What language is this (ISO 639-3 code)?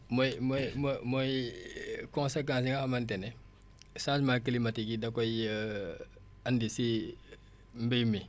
wol